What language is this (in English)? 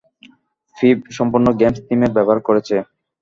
Bangla